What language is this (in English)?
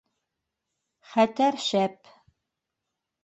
Bashkir